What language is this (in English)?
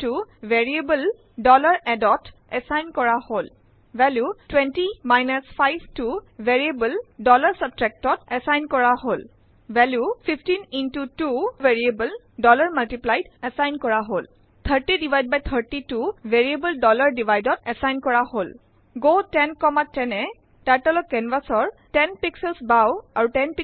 Assamese